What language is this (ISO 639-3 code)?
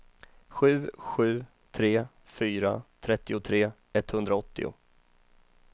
swe